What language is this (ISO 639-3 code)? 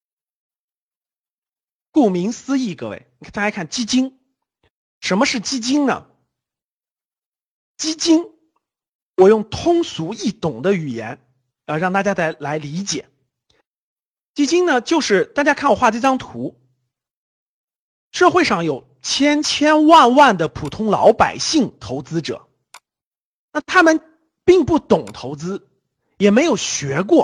zho